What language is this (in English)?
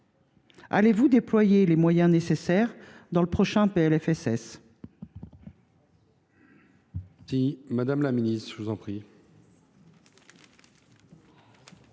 French